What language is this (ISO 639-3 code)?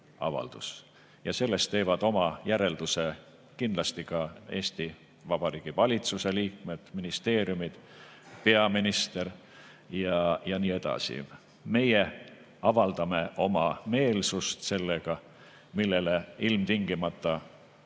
est